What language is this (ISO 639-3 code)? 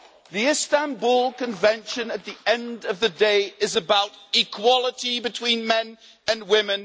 eng